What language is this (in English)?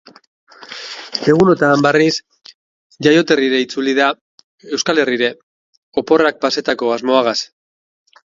Basque